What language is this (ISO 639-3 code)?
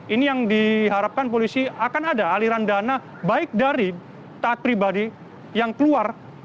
ind